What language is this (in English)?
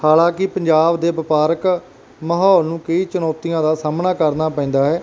Punjabi